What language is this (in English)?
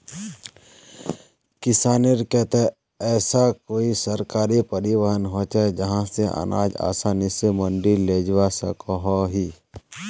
Magahi